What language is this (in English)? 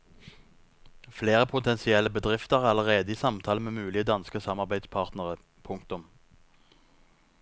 Norwegian